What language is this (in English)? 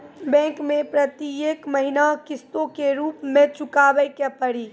Maithili